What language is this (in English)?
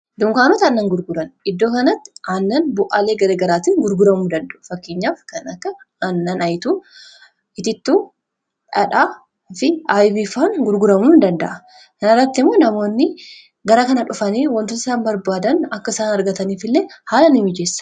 Oromo